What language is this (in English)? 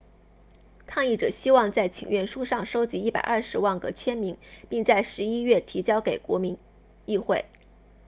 Chinese